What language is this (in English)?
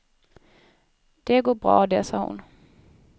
Swedish